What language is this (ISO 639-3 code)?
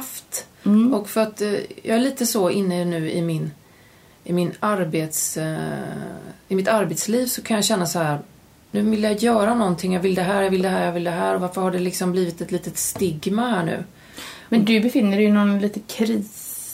swe